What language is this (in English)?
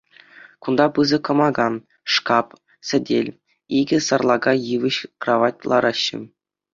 Chuvash